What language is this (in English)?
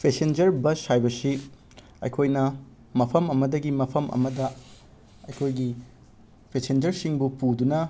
Manipuri